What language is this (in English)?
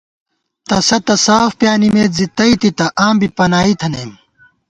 Gawar-Bati